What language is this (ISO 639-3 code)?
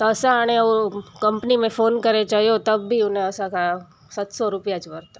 snd